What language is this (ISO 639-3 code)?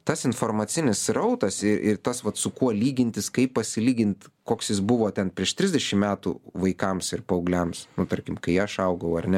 lit